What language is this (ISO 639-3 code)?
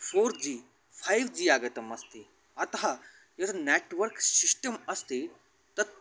san